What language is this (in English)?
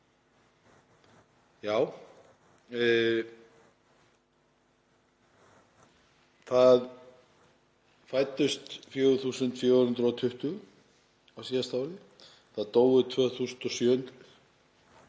Icelandic